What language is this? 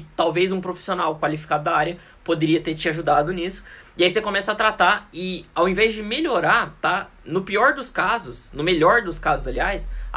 Portuguese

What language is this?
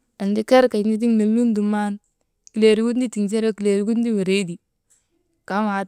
Maba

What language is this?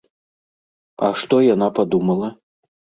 Belarusian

